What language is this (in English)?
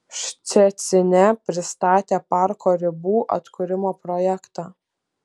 Lithuanian